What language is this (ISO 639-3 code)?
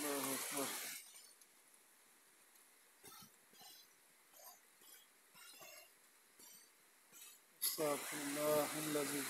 ara